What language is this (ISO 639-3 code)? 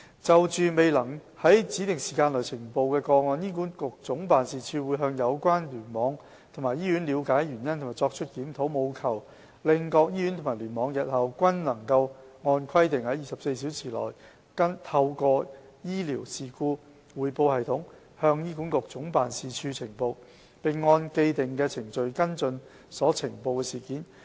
yue